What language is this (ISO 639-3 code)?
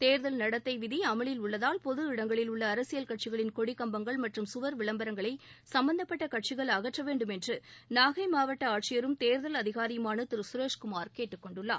tam